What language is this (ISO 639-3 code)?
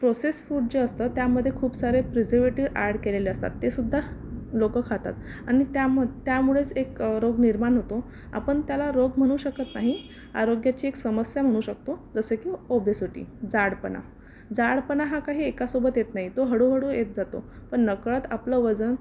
mar